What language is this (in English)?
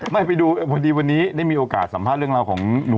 Thai